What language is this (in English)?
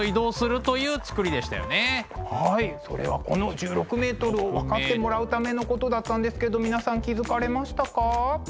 Japanese